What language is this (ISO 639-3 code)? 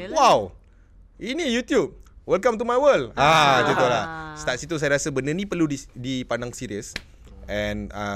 msa